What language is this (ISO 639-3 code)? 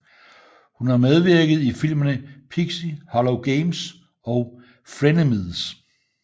dan